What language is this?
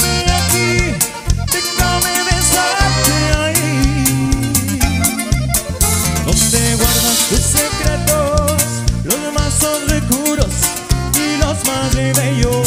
Romanian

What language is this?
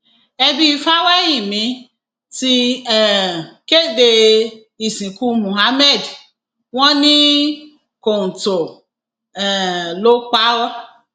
Yoruba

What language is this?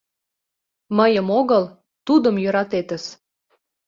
Mari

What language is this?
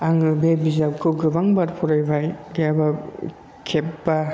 Bodo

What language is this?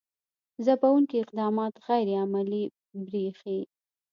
Pashto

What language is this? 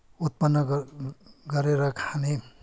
Nepali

